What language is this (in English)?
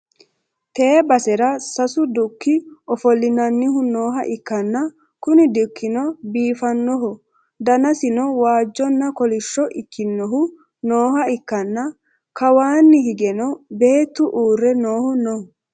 Sidamo